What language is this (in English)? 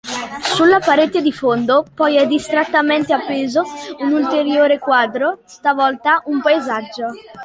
Italian